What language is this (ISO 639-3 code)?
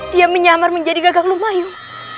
ind